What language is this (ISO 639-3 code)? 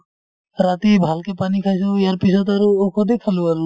asm